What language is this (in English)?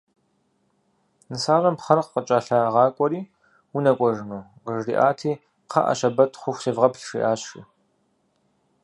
Kabardian